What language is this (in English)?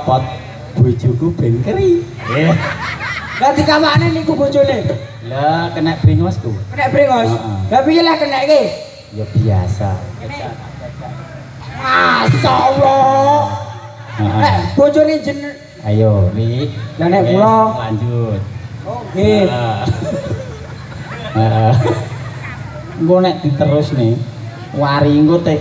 Indonesian